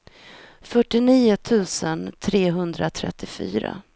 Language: Swedish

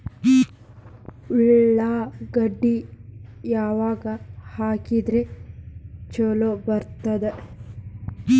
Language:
Kannada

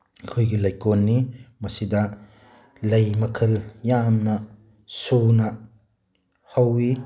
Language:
Manipuri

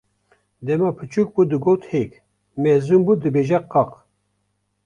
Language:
Kurdish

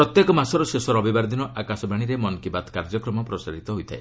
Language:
Odia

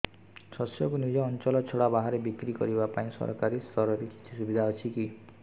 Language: Odia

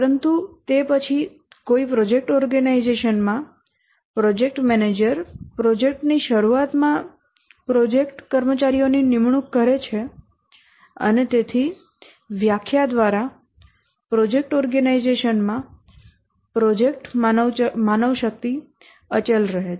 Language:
Gujarati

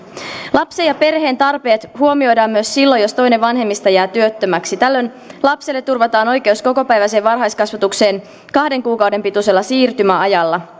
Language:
Finnish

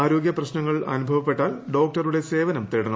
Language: Malayalam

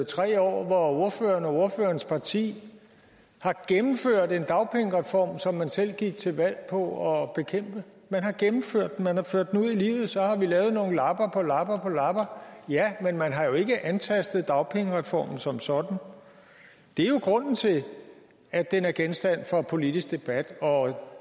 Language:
Danish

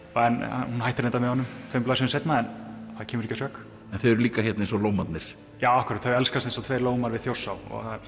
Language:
Icelandic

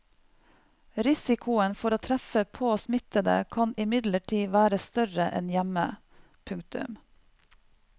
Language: Norwegian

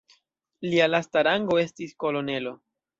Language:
Esperanto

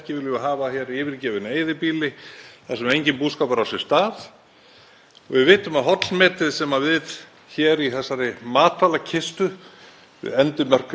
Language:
Icelandic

